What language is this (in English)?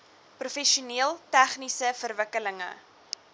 Afrikaans